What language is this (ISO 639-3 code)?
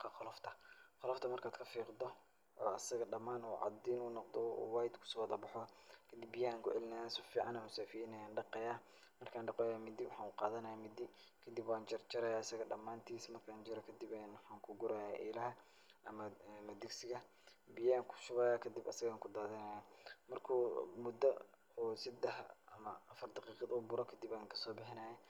som